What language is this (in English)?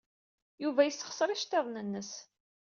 Kabyle